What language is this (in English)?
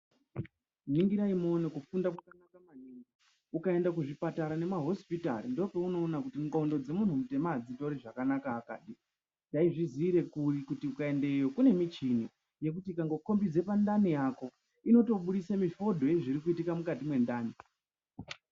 Ndau